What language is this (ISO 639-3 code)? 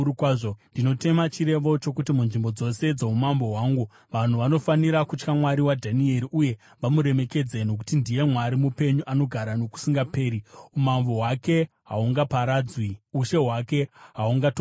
sna